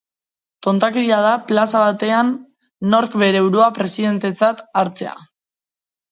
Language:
Basque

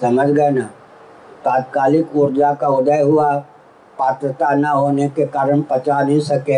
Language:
Hindi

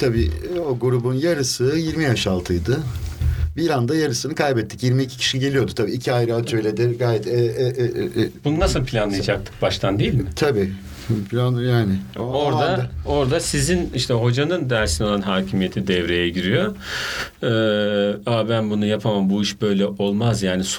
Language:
Turkish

